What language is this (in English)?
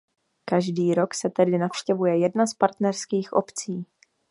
Czech